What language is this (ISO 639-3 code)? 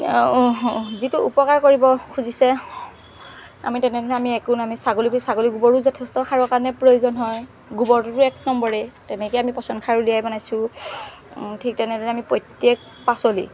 asm